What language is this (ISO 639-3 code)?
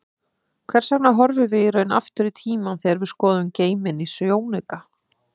isl